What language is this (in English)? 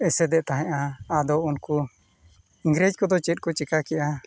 Santali